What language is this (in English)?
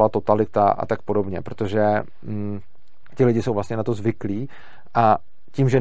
Czech